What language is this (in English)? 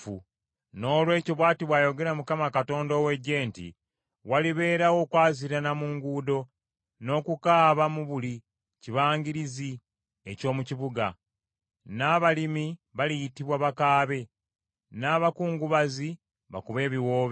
Ganda